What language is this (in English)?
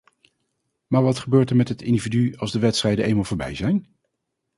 Dutch